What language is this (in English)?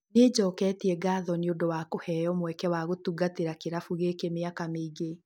Kikuyu